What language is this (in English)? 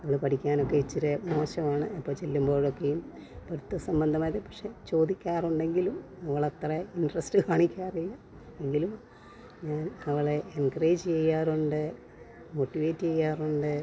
Malayalam